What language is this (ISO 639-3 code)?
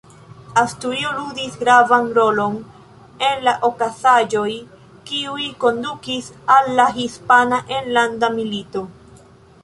epo